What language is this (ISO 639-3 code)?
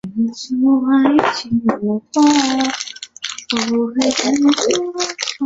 zho